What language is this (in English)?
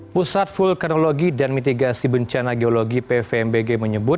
Indonesian